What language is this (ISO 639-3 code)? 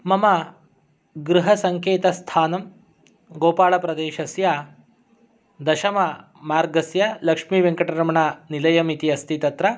san